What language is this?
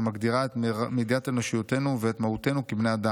Hebrew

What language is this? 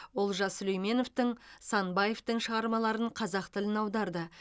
Kazakh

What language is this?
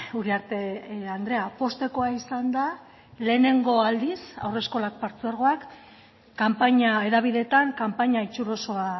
Basque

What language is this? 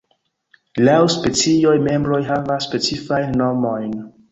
Esperanto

